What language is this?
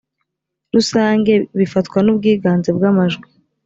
Kinyarwanda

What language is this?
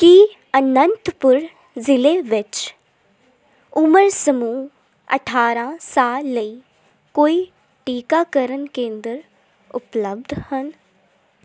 Punjabi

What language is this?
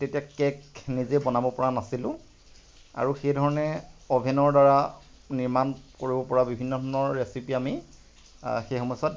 Assamese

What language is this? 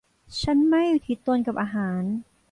Thai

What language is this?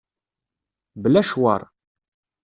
Kabyle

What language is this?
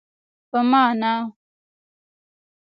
Pashto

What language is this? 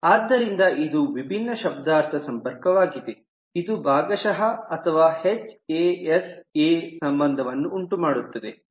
Kannada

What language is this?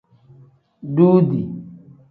Tem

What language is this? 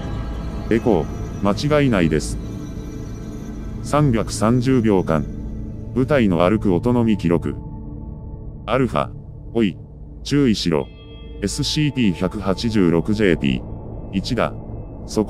Japanese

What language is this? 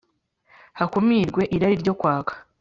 Kinyarwanda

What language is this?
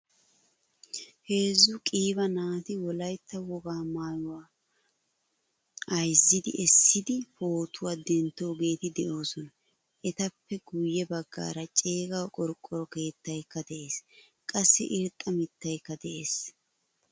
Wolaytta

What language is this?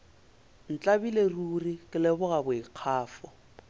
Northern Sotho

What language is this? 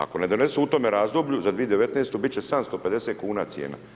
Croatian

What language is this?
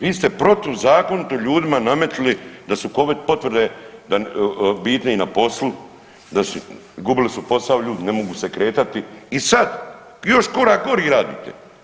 Croatian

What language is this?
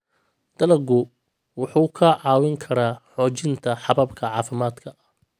Somali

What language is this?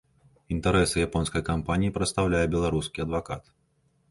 Belarusian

